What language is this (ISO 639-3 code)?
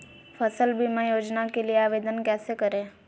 mag